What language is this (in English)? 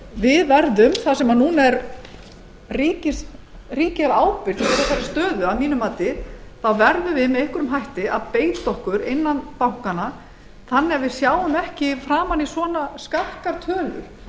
Icelandic